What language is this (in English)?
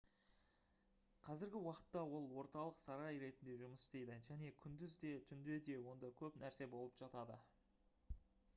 Kazakh